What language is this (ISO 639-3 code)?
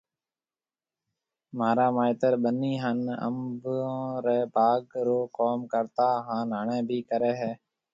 mve